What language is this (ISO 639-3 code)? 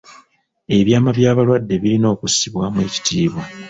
lug